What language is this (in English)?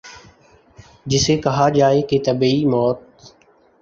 Urdu